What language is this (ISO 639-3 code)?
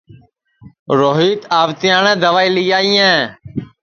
ssi